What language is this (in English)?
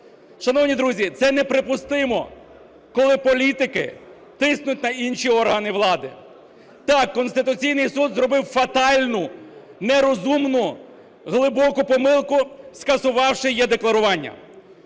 Ukrainian